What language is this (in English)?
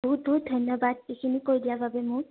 Assamese